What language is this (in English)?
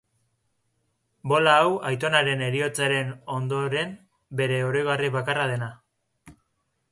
Basque